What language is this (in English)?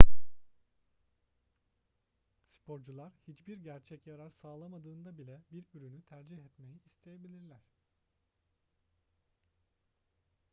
Turkish